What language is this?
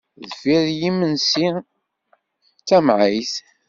Kabyle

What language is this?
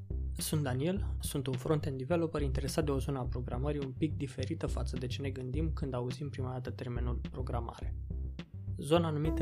Romanian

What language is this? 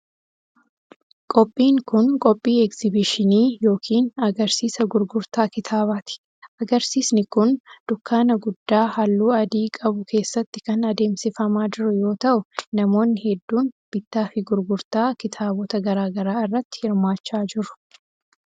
Oromo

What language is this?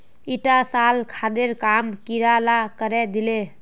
Magahi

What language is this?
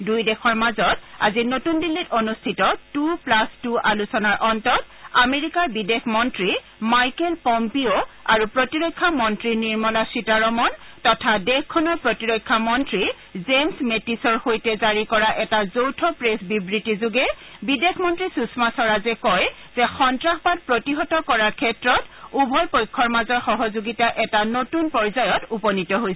Assamese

